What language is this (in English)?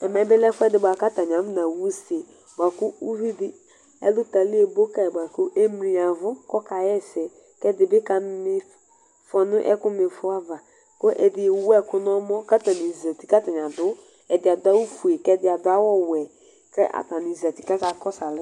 Ikposo